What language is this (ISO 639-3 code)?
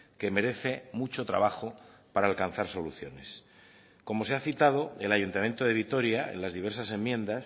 spa